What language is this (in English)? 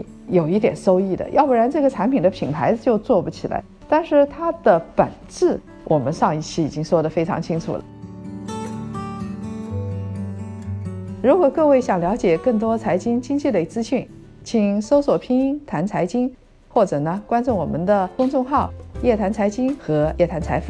Chinese